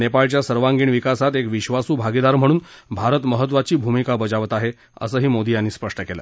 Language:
Marathi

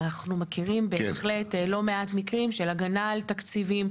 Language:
Hebrew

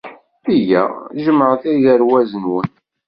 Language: Kabyle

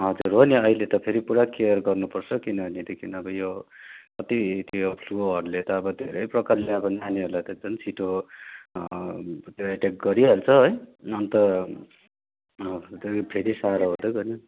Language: Nepali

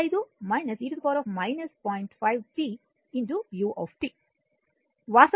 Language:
Telugu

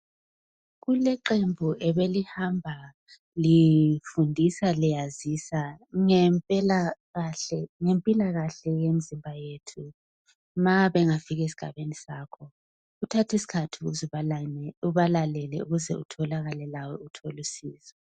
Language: North Ndebele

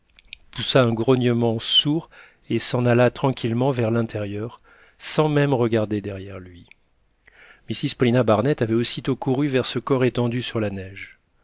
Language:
French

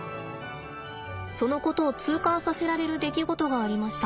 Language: Japanese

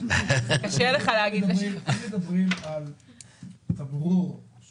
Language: Hebrew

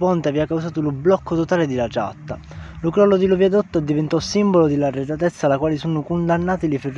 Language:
Italian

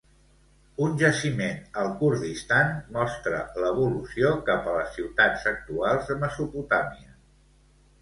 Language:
Catalan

